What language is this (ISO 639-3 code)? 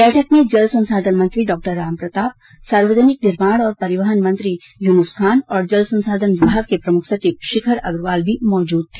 hin